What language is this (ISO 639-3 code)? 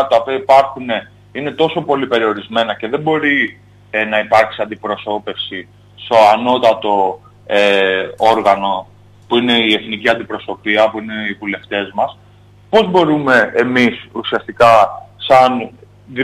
ell